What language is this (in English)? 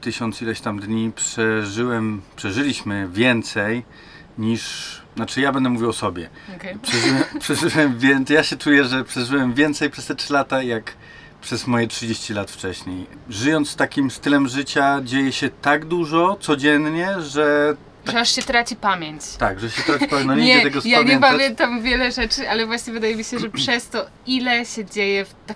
Polish